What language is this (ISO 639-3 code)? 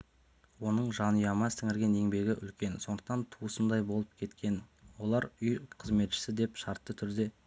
kaz